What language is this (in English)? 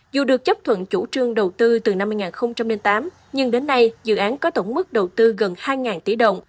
Vietnamese